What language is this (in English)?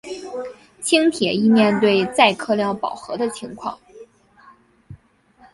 Chinese